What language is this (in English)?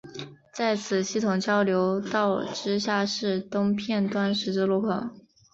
Chinese